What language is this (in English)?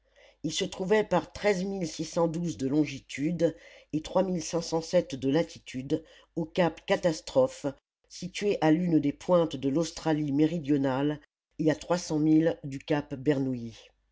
French